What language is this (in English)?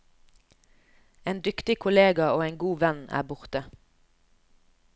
Norwegian